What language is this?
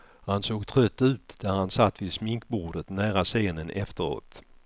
Swedish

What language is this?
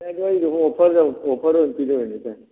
Manipuri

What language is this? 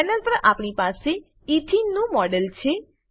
Gujarati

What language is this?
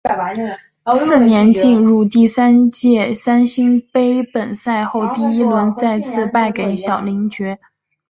Chinese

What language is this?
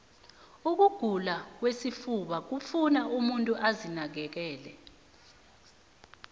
South Ndebele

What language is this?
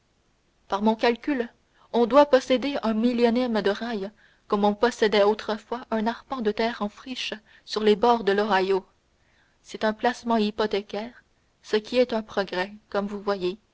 French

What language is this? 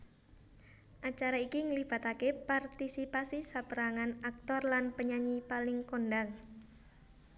Javanese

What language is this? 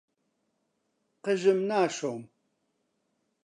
Central Kurdish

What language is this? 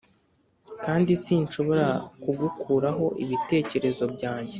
Kinyarwanda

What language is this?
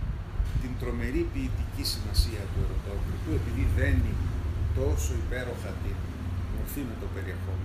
Greek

